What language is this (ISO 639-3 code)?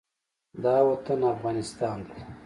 pus